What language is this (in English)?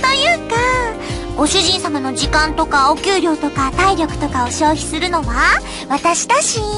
Japanese